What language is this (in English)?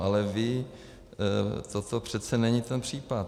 Czech